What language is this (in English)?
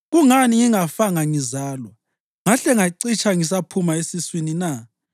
North Ndebele